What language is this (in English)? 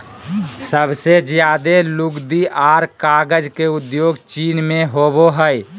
Magahi